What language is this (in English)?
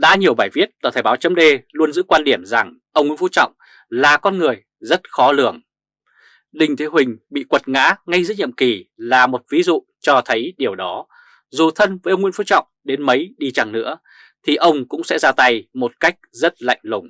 Vietnamese